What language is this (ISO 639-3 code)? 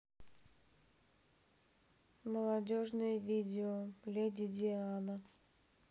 rus